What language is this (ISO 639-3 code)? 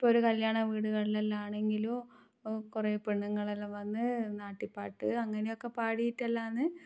mal